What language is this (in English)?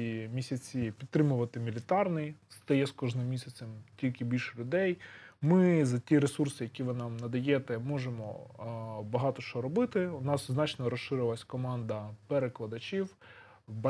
Ukrainian